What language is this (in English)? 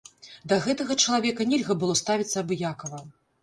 Belarusian